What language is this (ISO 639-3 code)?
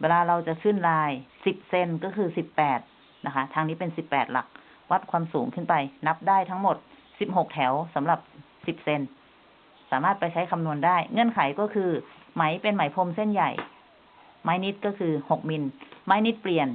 tha